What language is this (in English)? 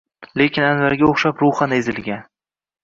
Uzbek